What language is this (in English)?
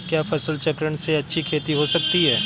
Hindi